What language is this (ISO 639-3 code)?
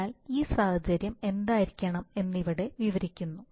mal